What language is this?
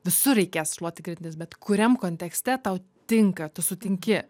Lithuanian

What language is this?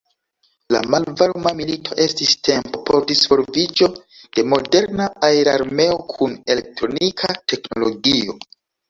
Esperanto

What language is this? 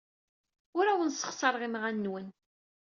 Kabyle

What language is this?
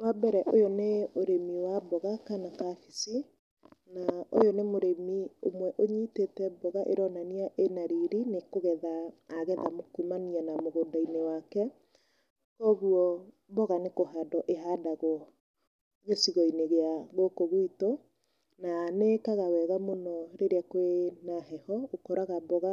Kikuyu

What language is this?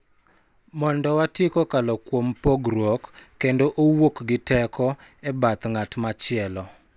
Luo (Kenya and Tanzania)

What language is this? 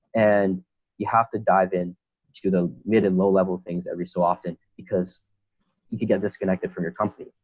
English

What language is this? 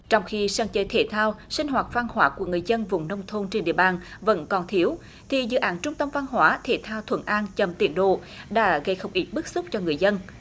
Vietnamese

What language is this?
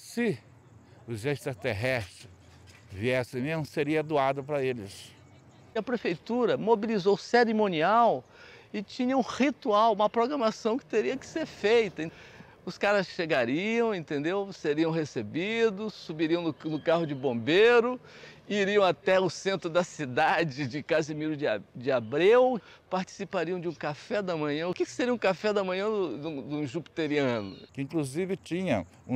Portuguese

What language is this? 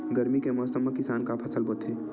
Chhattisgarhi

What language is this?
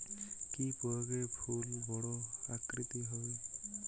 Bangla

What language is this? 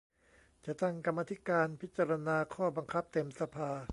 Thai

